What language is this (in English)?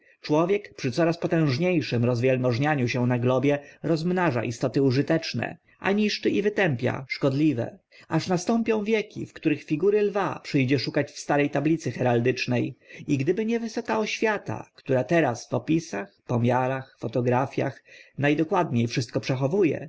Polish